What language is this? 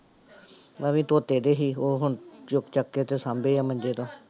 Punjabi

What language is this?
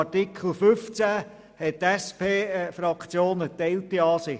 Swiss German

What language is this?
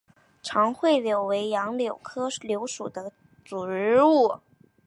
Chinese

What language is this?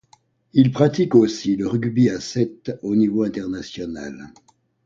French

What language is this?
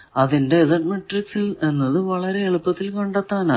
Malayalam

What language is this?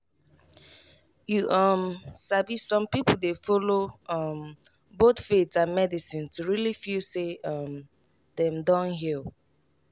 Nigerian Pidgin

